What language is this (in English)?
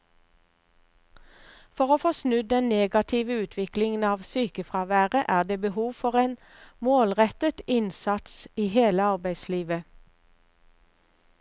Norwegian